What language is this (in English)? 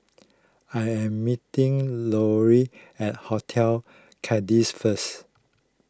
English